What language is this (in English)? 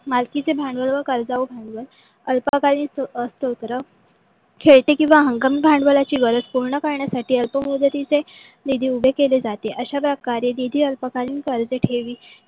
Marathi